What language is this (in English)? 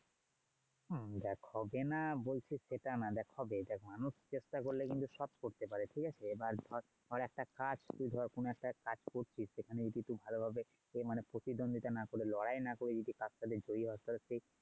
Bangla